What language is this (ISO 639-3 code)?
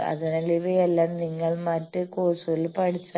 mal